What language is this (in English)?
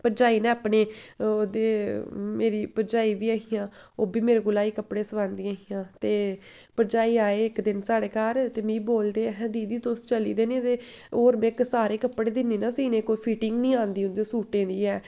Dogri